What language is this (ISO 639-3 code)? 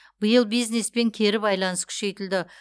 kaz